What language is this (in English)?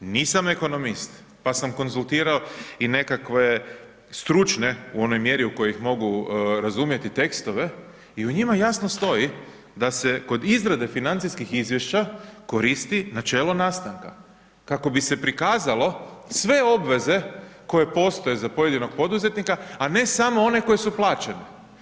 Croatian